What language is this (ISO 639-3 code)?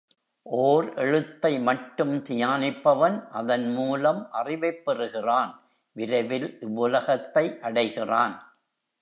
tam